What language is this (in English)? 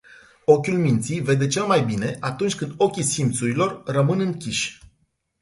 Romanian